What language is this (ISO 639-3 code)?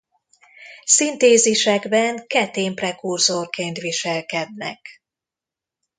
hun